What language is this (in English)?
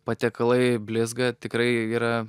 Lithuanian